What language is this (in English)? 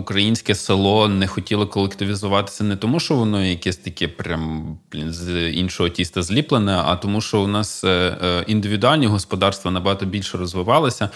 Ukrainian